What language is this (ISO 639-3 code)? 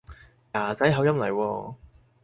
yue